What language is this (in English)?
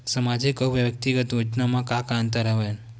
Chhattisgarhi